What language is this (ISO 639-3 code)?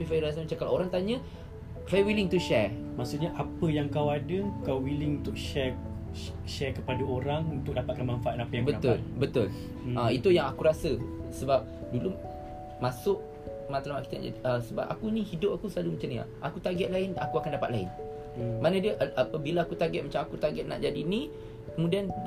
msa